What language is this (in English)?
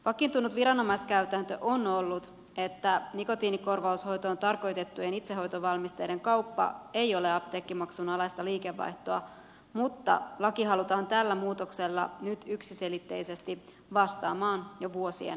Finnish